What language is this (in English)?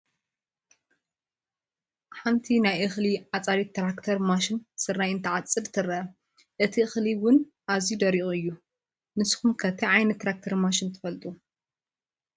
Tigrinya